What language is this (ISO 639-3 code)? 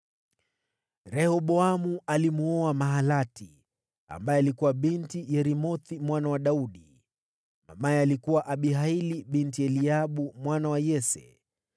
swa